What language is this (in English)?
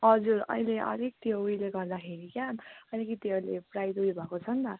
Nepali